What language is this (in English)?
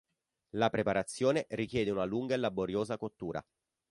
Italian